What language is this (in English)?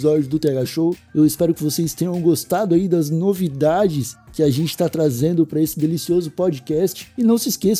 Portuguese